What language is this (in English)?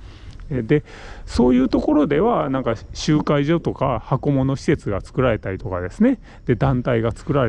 Japanese